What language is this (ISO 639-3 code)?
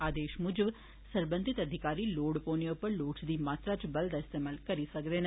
doi